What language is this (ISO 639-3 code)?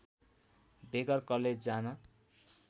nep